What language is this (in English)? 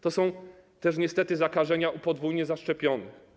Polish